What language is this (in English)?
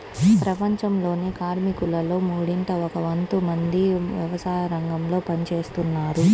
Telugu